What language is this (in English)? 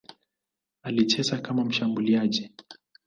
Swahili